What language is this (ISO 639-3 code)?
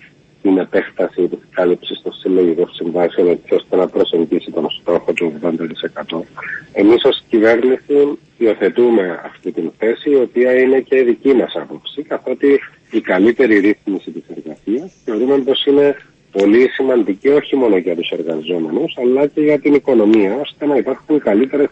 ell